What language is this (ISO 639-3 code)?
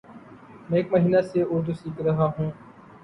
urd